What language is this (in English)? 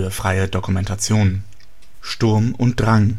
German